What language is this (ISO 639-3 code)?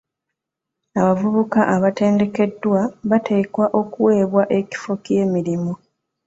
lug